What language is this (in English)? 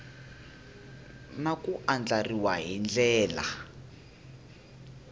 Tsonga